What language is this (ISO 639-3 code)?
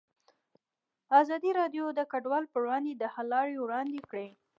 pus